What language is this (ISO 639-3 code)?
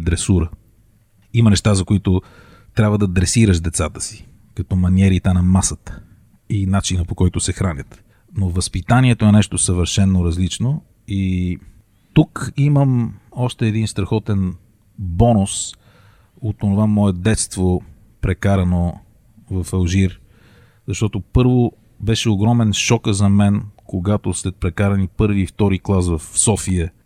bul